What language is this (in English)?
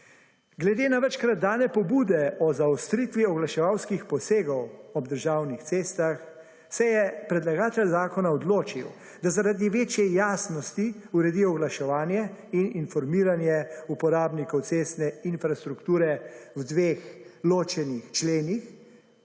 Slovenian